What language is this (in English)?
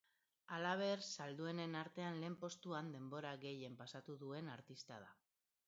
Basque